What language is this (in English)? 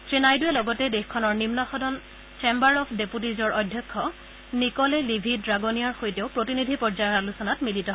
Assamese